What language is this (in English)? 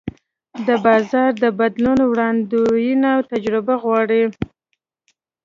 Pashto